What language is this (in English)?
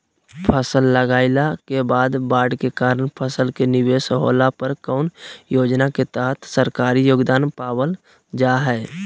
Magahi